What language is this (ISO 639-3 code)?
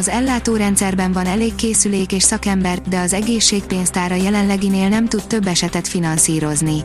hun